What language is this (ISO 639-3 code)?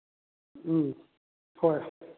mni